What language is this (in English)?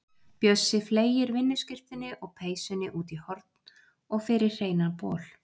Icelandic